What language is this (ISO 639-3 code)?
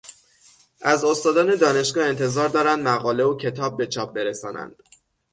fas